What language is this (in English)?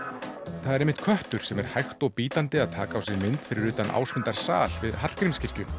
Icelandic